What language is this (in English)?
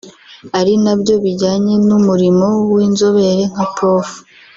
Kinyarwanda